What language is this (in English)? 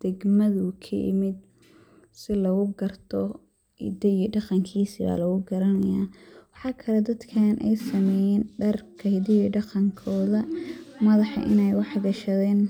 Somali